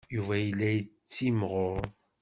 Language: Kabyle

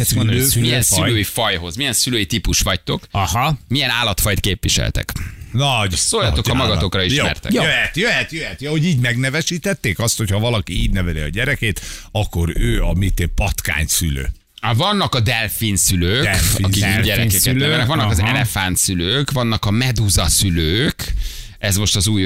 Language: Hungarian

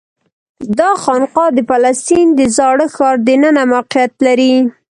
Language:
Pashto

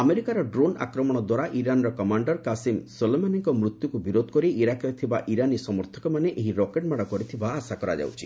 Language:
Odia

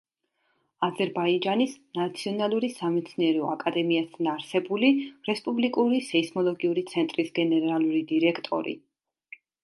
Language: Georgian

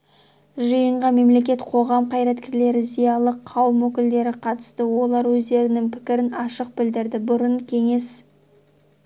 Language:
Kazakh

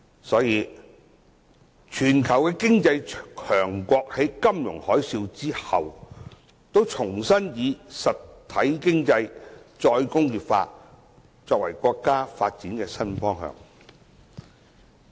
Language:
Cantonese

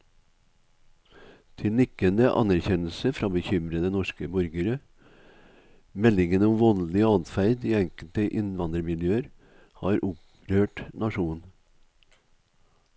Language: Norwegian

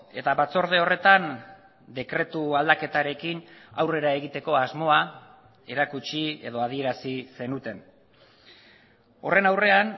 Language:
Basque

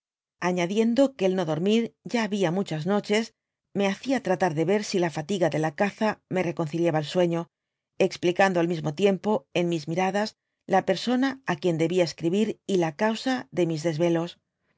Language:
Spanish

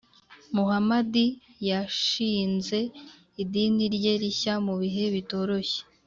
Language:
Kinyarwanda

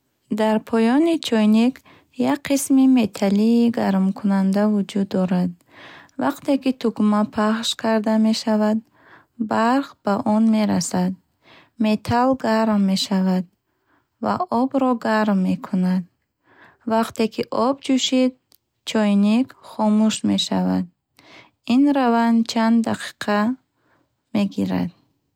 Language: Bukharic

